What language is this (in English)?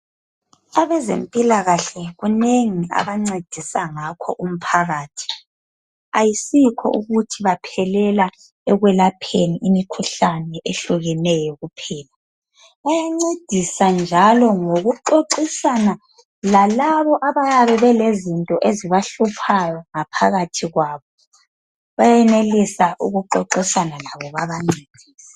North Ndebele